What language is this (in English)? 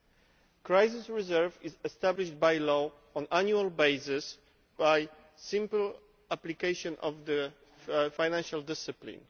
English